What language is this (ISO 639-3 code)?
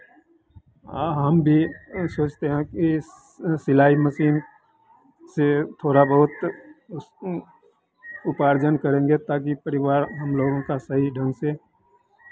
hin